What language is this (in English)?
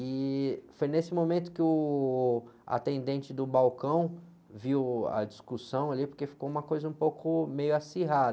Portuguese